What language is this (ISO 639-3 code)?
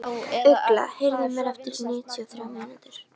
isl